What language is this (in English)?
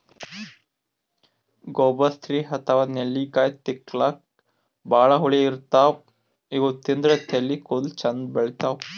Kannada